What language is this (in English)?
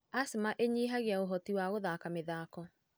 Kikuyu